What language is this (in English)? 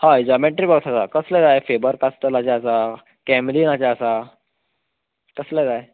Konkani